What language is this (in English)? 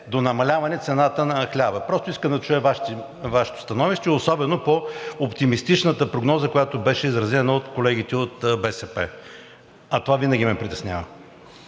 Bulgarian